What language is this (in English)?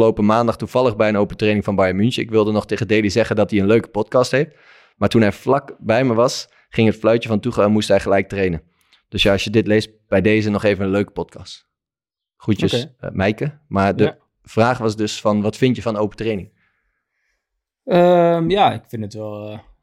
Dutch